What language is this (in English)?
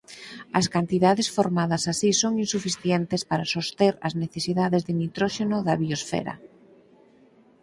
Galician